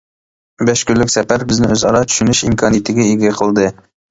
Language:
Uyghur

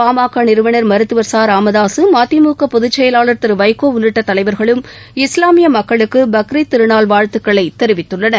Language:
Tamil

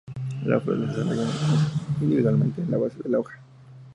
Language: Spanish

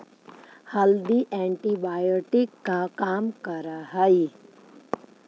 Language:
Magahi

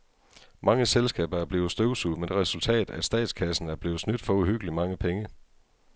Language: Danish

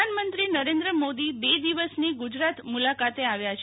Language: Gujarati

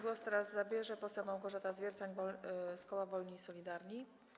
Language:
Polish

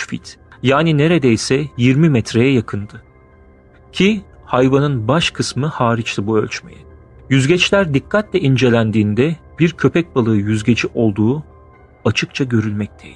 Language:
Turkish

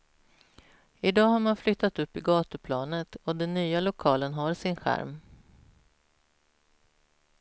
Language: Swedish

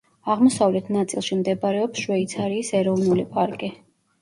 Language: Georgian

